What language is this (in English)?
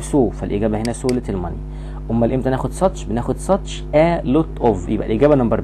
Arabic